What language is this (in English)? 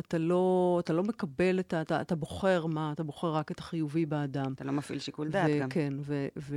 Hebrew